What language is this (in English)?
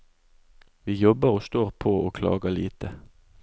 Norwegian